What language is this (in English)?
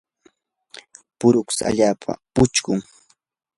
Yanahuanca Pasco Quechua